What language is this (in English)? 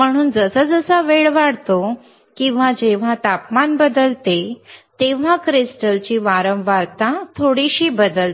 Marathi